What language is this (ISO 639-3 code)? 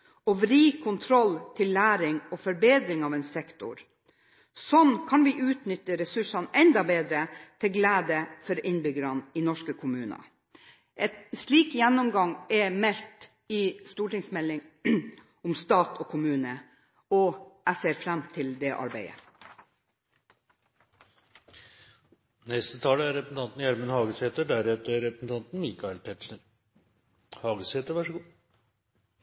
nor